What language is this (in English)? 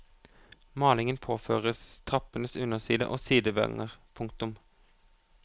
Norwegian